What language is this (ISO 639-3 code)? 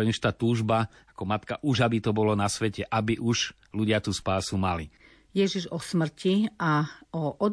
slk